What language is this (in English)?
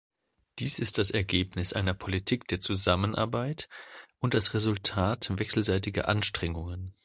German